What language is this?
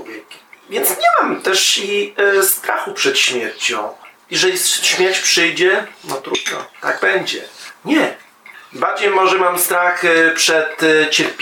Polish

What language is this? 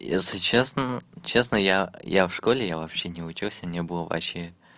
Russian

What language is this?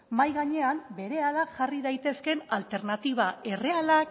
Basque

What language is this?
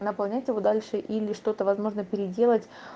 Russian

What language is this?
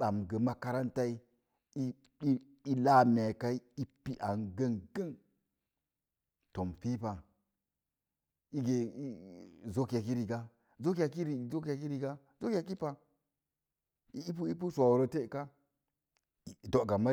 Mom Jango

